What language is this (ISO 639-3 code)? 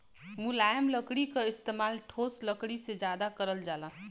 bho